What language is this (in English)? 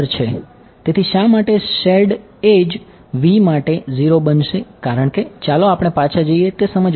Gujarati